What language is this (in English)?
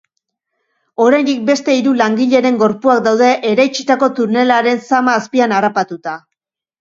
Basque